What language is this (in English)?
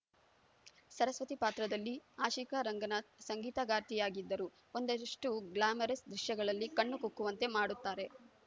Kannada